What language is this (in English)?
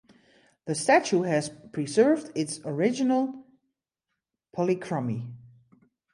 English